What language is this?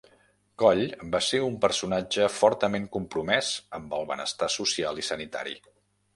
Catalan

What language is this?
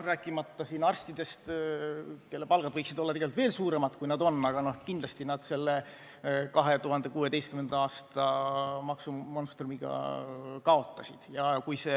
Estonian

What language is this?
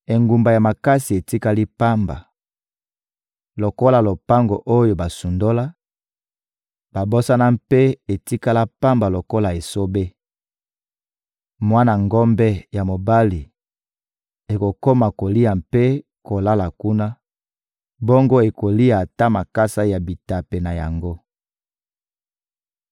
Lingala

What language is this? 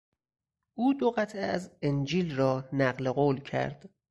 Persian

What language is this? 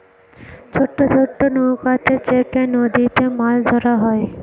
Bangla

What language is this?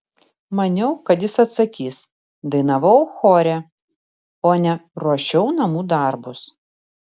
Lithuanian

